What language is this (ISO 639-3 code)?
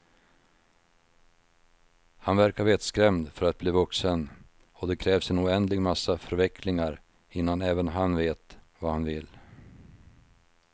swe